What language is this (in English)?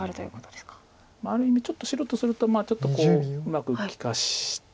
Japanese